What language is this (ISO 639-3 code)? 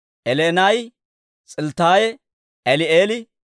dwr